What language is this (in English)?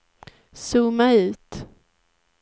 Swedish